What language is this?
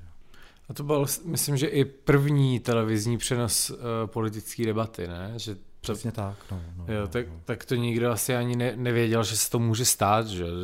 Czech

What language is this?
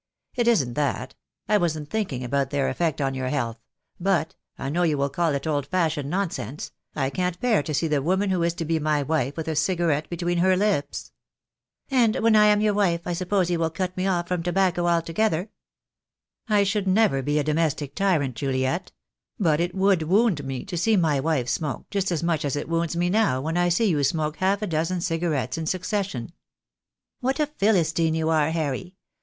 English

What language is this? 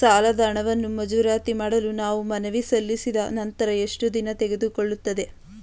Kannada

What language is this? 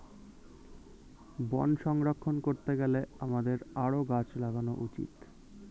Bangla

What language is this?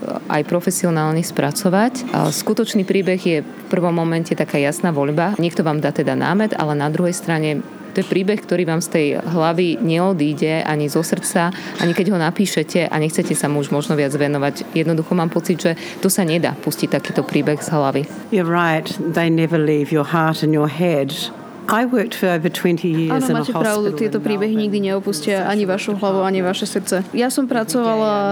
Slovak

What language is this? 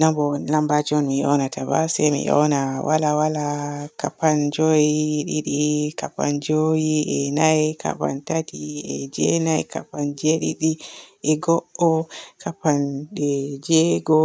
Borgu Fulfulde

